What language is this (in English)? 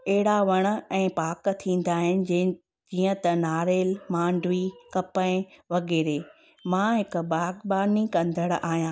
Sindhi